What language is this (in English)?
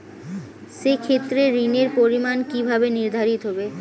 Bangla